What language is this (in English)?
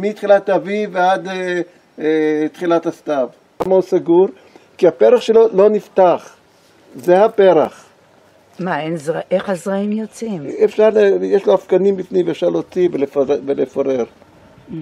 Hebrew